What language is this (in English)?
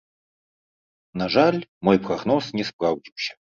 Belarusian